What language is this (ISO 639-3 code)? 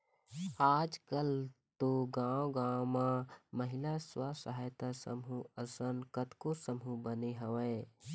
hne